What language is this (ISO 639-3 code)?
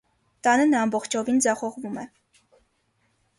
hye